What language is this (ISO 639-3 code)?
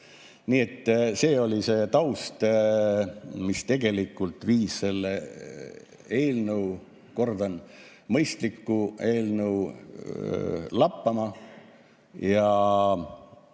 est